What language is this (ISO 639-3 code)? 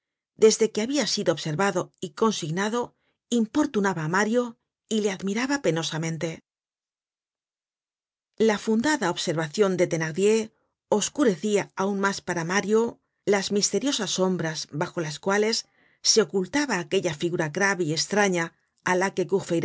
spa